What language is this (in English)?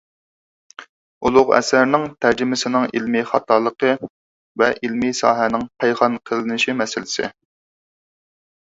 Uyghur